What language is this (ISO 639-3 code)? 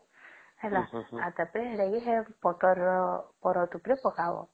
ori